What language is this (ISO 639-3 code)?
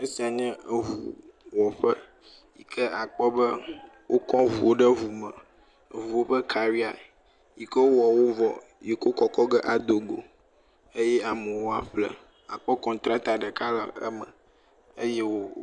ewe